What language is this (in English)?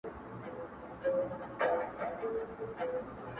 Pashto